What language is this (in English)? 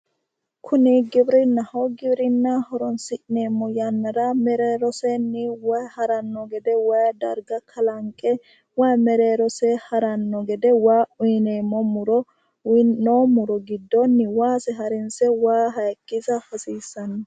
Sidamo